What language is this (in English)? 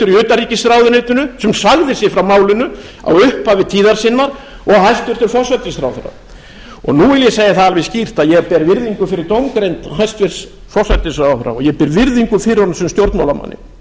Icelandic